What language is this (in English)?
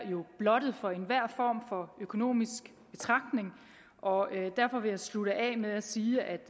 Danish